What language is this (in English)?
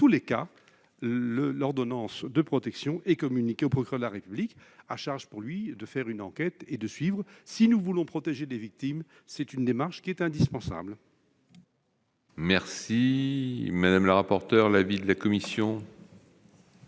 French